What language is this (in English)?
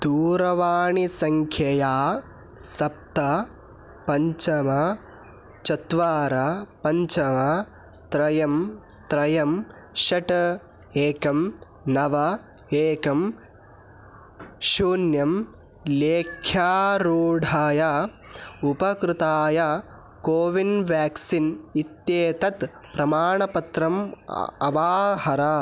Sanskrit